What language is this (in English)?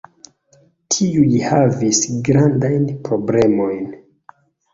Esperanto